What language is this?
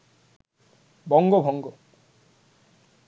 Bangla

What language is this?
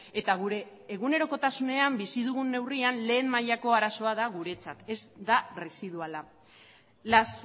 Basque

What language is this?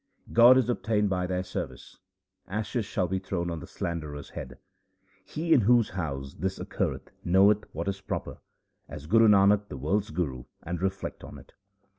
English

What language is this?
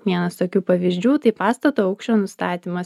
Lithuanian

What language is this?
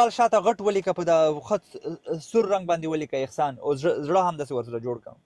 Arabic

